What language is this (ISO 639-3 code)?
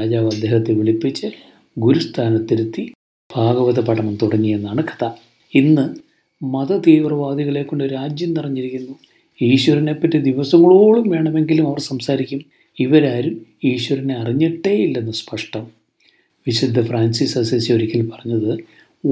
mal